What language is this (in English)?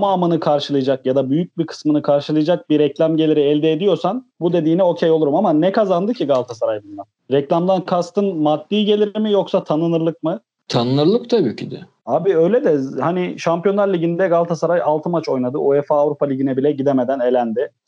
Turkish